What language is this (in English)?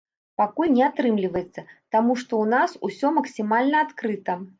Belarusian